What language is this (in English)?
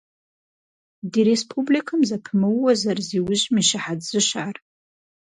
Kabardian